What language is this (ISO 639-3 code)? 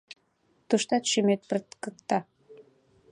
chm